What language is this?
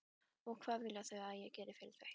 Icelandic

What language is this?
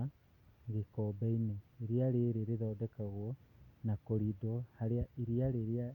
Kikuyu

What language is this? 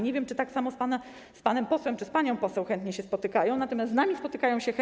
Polish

